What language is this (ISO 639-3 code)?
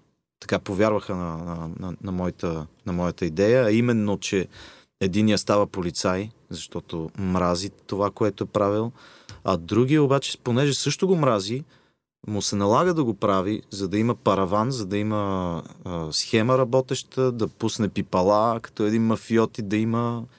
bul